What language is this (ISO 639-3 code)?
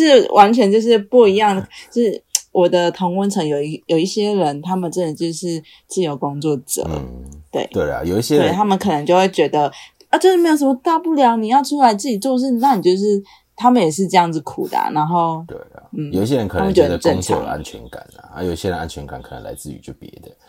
zho